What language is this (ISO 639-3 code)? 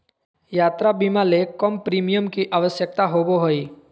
mag